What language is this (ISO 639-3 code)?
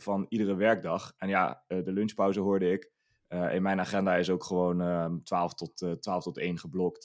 nld